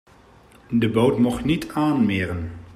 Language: Dutch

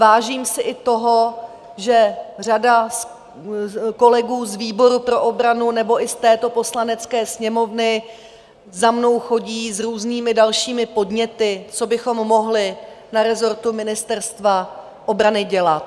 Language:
Czech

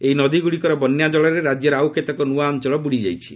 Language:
Odia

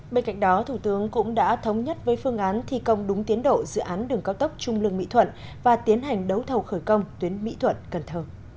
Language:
Vietnamese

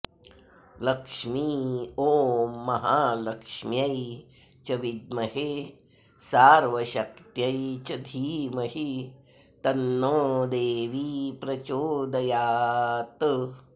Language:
Sanskrit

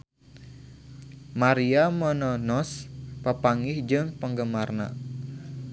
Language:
Sundanese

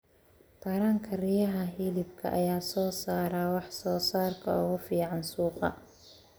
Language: Somali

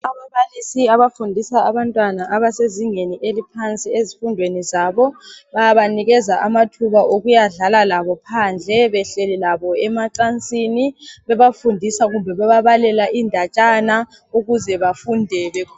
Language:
North Ndebele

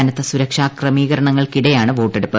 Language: Malayalam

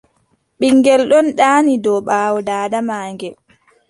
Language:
Adamawa Fulfulde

